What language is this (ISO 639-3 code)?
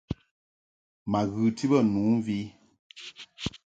mhk